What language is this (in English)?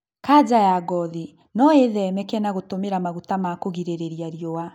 Kikuyu